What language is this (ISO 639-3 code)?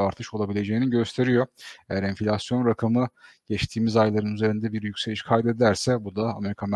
tur